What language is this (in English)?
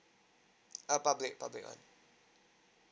English